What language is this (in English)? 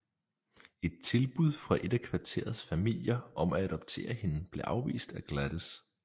Danish